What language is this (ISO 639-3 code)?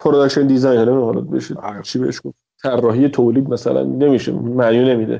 fas